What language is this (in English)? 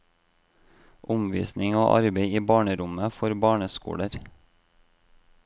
Norwegian